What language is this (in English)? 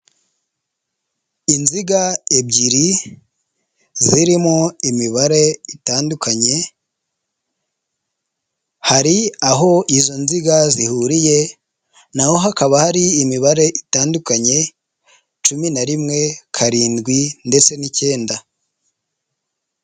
Kinyarwanda